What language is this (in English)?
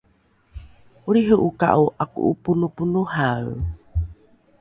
Rukai